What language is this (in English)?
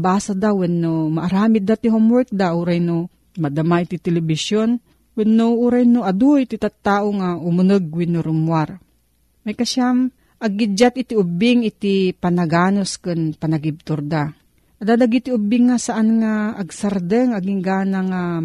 Filipino